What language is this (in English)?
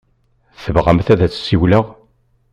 Kabyle